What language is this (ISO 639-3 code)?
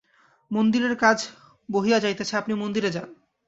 ben